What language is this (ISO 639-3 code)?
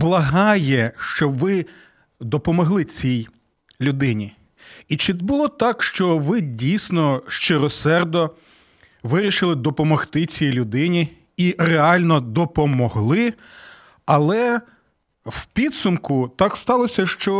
ukr